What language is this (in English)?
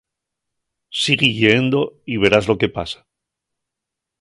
Asturian